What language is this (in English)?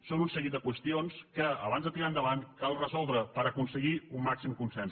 Catalan